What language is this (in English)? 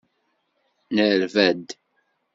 Kabyle